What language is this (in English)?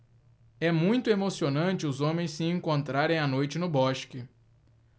Portuguese